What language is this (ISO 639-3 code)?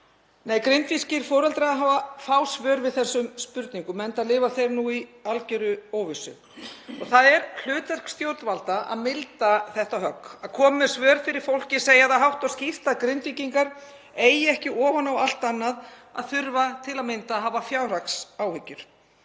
isl